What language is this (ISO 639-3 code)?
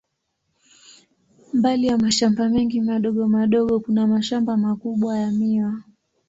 swa